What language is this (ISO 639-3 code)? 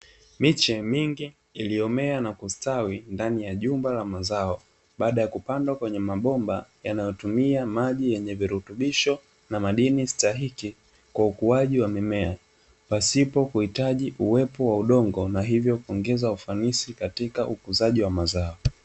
swa